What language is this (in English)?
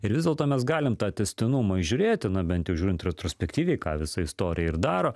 Lithuanian